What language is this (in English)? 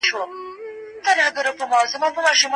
Pashto